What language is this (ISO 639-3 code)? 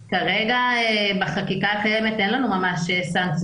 heb